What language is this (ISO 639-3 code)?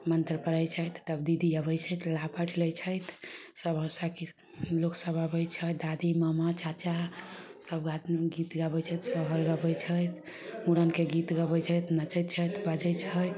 mai